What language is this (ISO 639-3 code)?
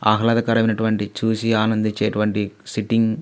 tel